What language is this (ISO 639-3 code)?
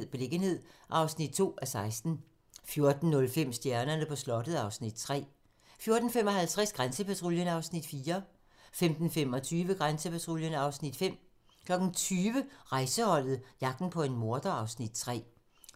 dan